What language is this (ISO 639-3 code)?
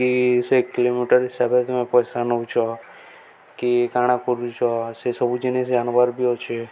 ori